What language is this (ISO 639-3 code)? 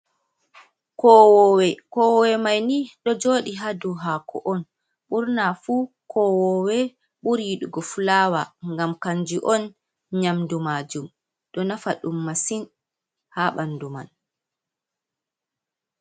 ful